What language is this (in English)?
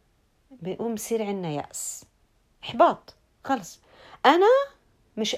Arabic